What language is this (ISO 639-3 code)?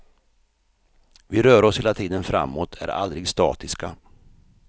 swe